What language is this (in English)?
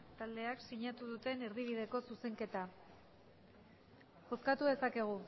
Basque